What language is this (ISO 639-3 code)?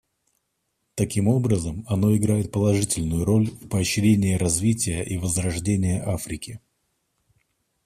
rus